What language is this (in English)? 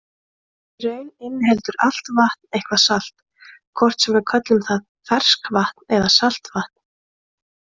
Icelandic